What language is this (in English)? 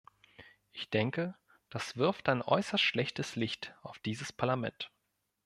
German